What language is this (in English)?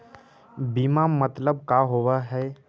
Magahi